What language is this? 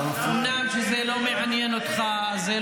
Hebrew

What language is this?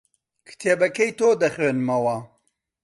Central Kurdish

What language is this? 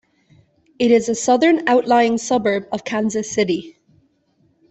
English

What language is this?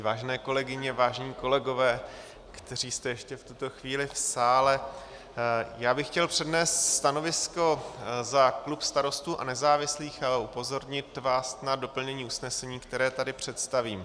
Czech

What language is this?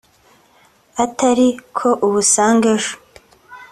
Kinyarwanda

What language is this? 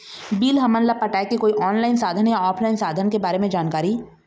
Chhattisgarhi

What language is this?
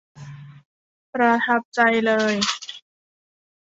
Thai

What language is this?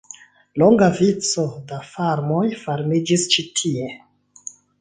Esperanto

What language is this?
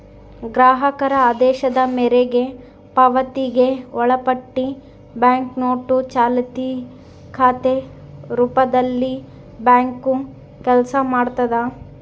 Kannada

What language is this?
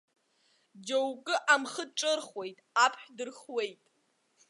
Abkhazian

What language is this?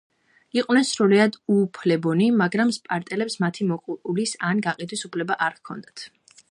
Georgian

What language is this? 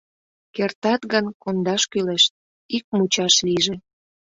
Mari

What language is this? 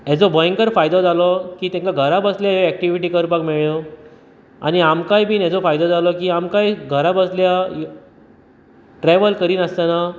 Konkani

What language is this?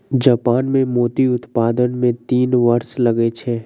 Maithili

